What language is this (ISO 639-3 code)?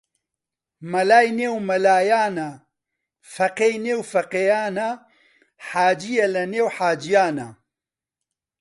ckb